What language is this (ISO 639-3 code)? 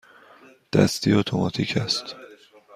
fas